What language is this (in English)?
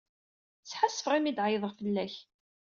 Kabyle